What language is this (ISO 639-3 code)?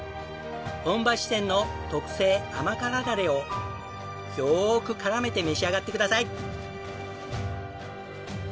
jpn